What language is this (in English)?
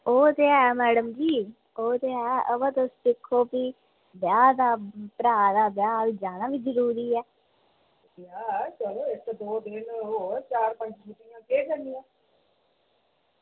Dogri